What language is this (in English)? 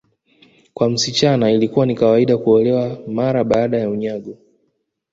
Swahili